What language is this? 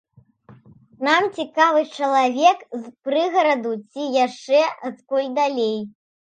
Belarusian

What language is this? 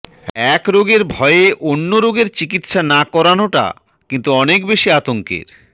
Bangla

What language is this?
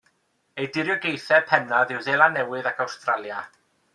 Welsh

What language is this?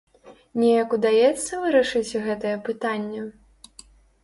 Belarusian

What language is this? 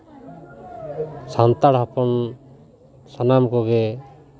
Santali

